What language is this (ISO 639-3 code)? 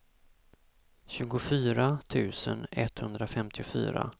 swe